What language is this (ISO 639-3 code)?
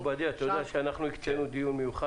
heb